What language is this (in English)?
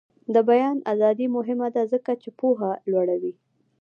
Pashto